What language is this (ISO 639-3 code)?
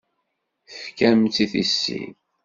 kab